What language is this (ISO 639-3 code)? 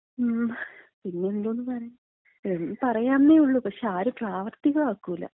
mal